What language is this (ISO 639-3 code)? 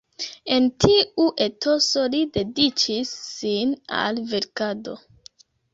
epo